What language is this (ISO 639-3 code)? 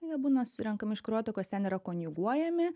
lit